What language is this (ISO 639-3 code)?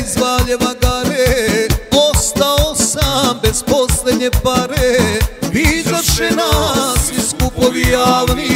ron